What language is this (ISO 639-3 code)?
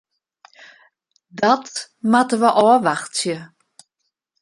fry